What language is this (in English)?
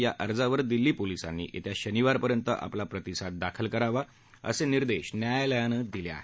Marathi